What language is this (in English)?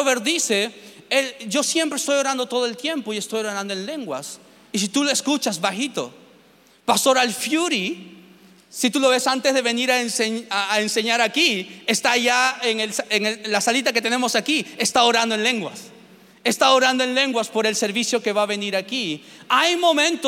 Spanish